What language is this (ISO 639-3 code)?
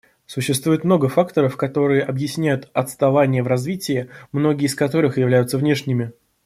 rus